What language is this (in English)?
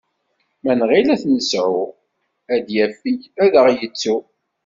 Kabyle